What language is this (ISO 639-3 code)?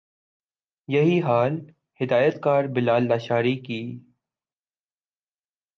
urd